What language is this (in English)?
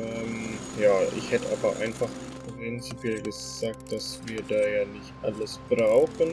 German